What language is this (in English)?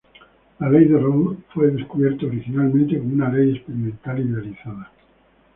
Spanish